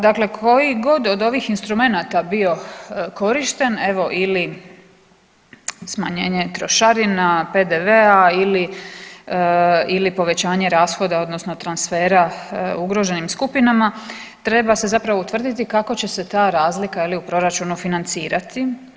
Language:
Croatian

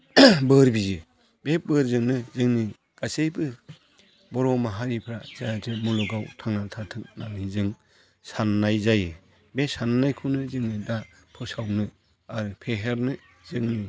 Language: Bodo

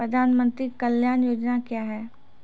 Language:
Maithili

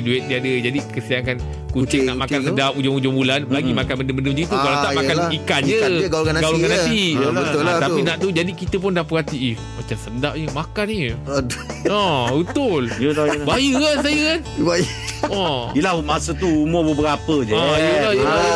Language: Malay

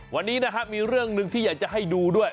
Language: Thai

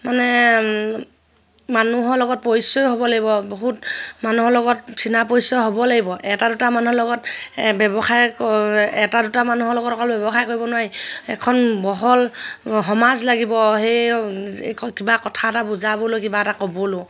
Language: Assamese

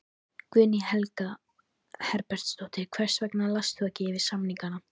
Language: Icelandic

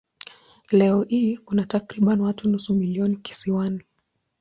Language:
Swahili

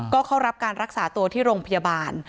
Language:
Thai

